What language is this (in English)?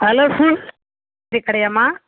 Tamil